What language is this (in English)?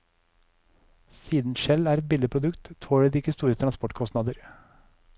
Norwegian